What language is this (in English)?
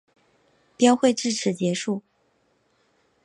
Chinese